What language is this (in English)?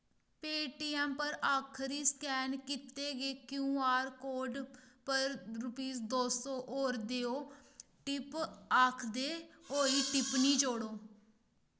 Dogri